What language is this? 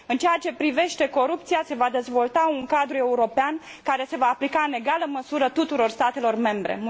Romanian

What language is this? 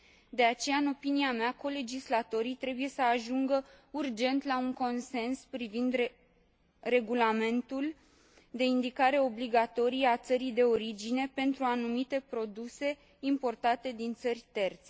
Romanian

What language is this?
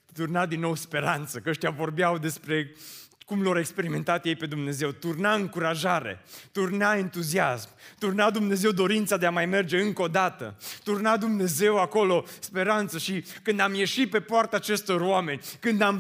Romanian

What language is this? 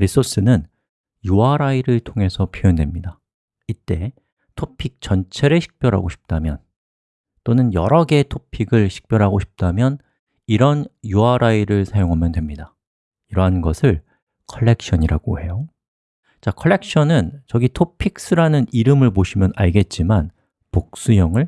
Korean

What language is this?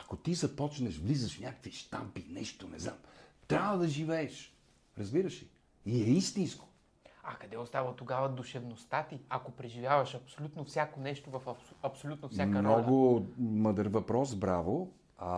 Bulgarian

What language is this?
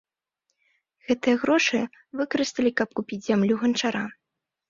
Belarusian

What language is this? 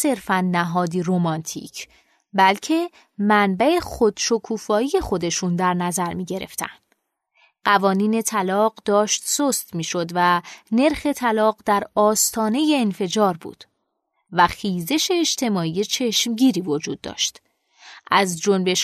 Persian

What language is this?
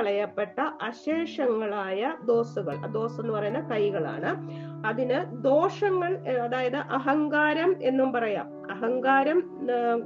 Malayalam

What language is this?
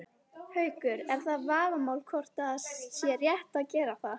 Icelandic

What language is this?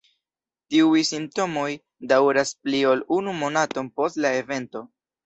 Esperanto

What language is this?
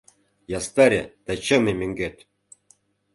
Mari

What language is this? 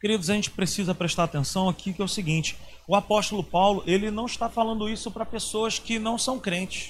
Portuguese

